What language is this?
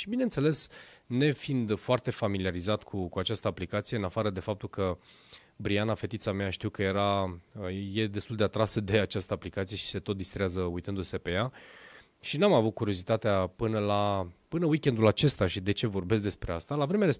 Romanian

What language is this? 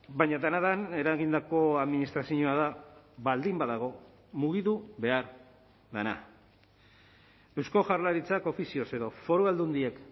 Basque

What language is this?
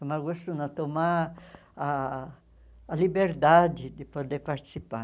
Portuguese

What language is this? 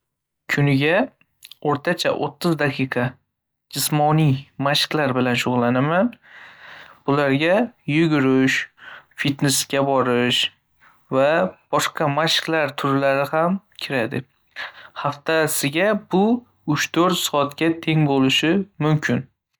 Uzbek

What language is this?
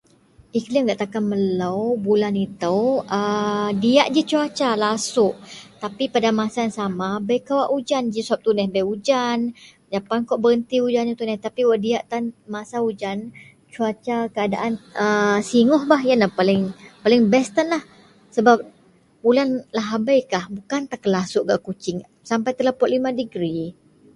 Central Melanau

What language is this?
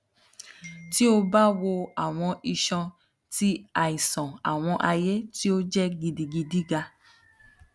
Yoruba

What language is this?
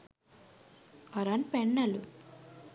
Sinhala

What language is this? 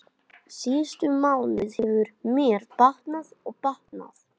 Icelandic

